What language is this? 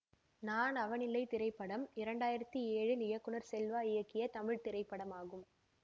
Tamil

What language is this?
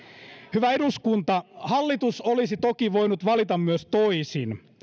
Finnish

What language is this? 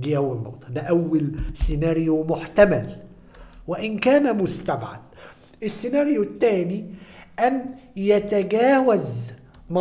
Arabic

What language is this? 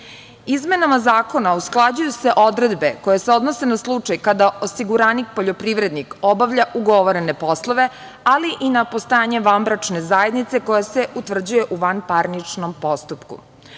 Serbian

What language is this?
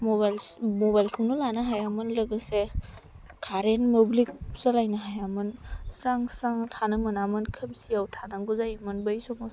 Bodo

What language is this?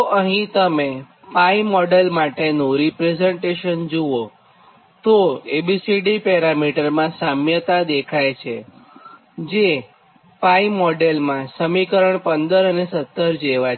Gujarati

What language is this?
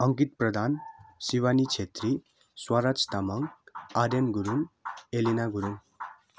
Nepali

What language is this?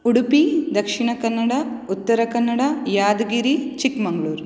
Sanskrit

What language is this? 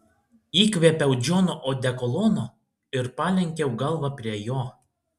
Lithuanian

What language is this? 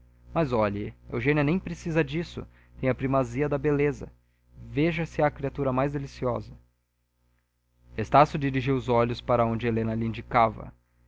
Portuguese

